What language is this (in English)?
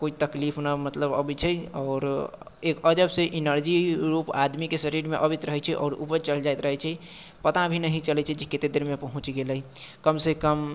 Maithili